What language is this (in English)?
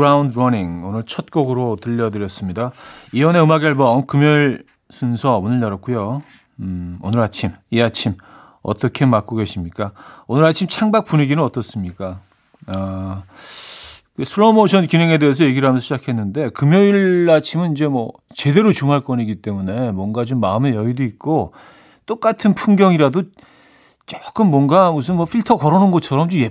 Korean